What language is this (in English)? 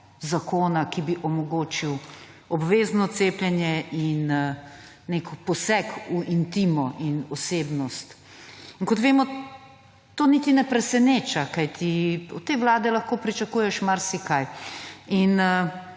Slovenian